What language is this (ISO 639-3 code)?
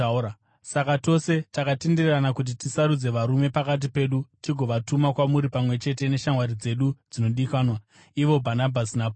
sna